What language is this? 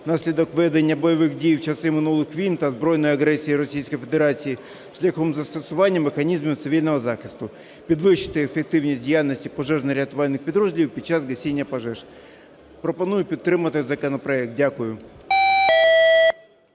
Ukrainian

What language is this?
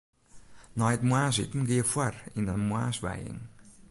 Western Frisian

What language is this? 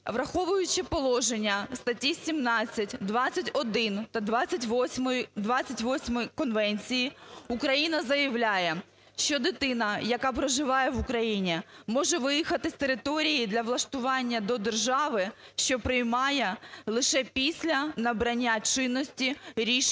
Ukrainian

